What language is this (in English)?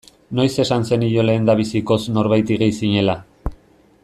Basque